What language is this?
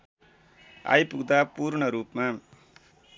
Nepali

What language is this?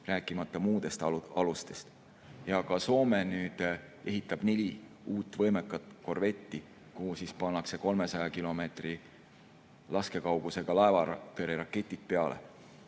Estonian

